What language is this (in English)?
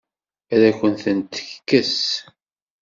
Kabyle